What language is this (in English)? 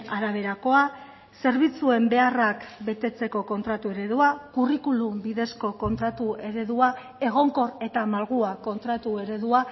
Basque